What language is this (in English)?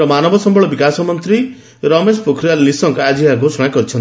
Odia